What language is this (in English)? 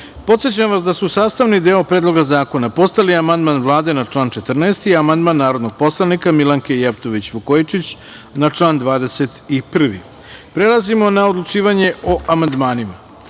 Serbian